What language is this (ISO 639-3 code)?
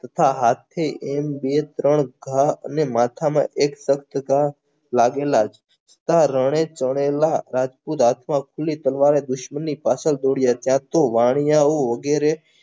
guj